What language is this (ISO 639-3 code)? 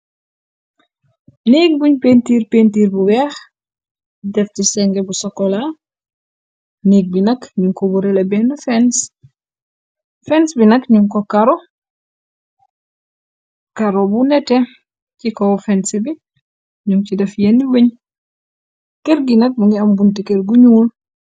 wol